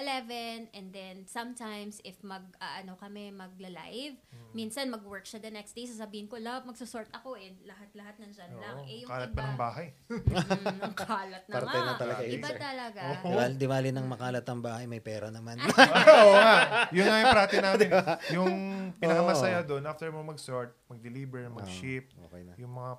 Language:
Filipino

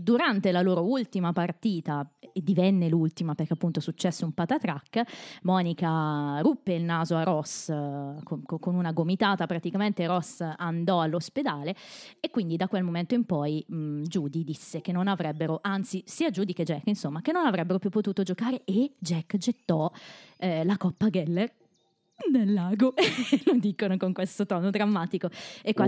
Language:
Italian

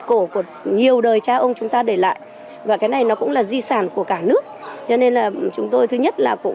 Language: Vietnamese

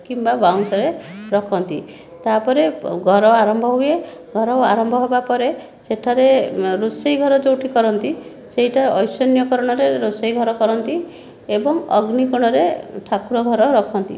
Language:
Odia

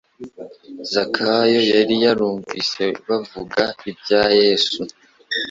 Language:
Kinyarwanda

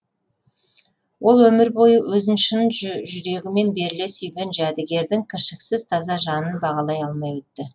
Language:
Kazakh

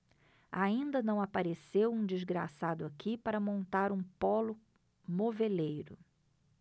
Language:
Portuguese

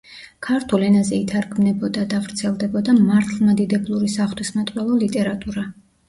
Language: Georgian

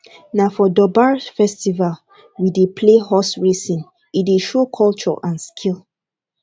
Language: Nigerian Pidgin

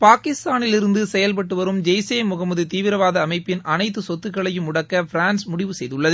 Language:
Tamil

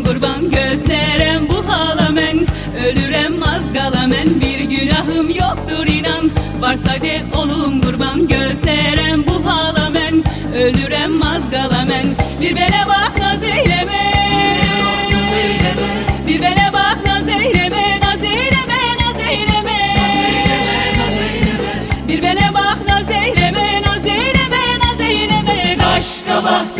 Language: Turkish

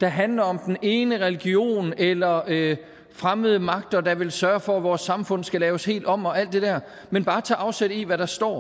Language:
Danish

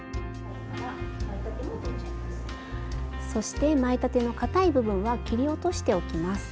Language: Japanese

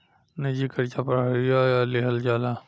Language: Bhojpuri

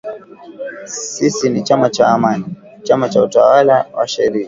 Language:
Swahili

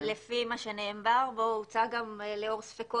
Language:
Hebrew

